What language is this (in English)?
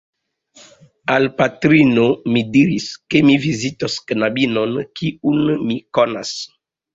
Esperanto